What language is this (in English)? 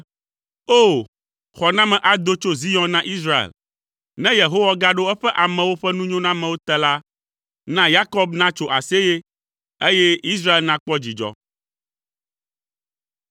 Ewe